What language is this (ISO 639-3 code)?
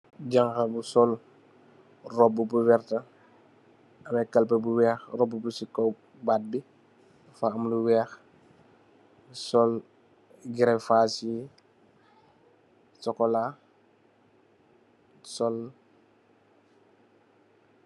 wol